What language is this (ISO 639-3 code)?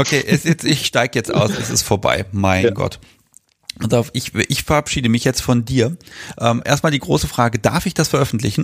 deu